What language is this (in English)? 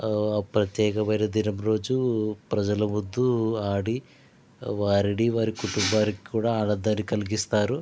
Telugu